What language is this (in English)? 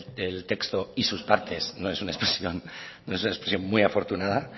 Spanish